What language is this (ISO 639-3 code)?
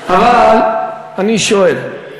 heb